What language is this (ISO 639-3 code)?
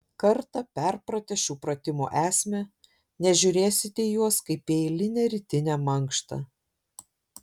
lit